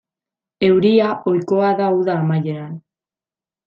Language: Basque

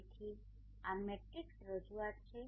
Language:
Gujarati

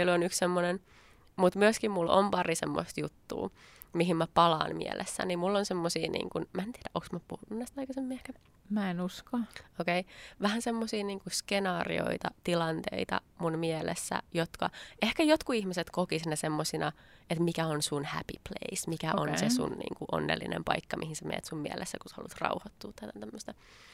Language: Finnish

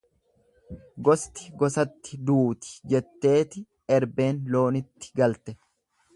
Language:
Oromo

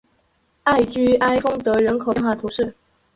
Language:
Chinese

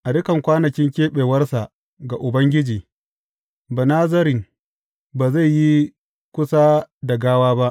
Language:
Hausa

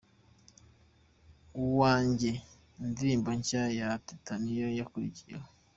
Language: Kinyarwanda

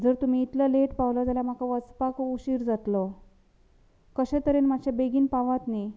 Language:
Konkani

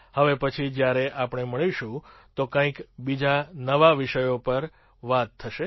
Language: Gujarati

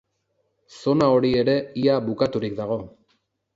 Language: Basque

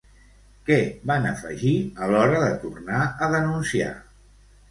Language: Catalan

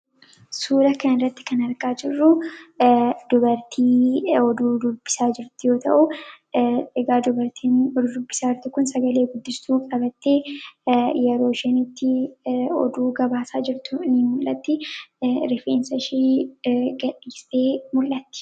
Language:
Oromo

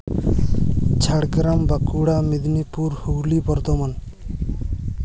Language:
Santali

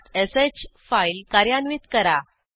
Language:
Marathi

